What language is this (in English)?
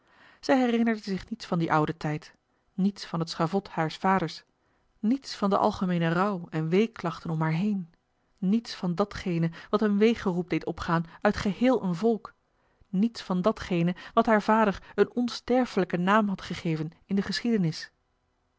Dutch